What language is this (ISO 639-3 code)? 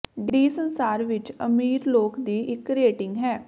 pan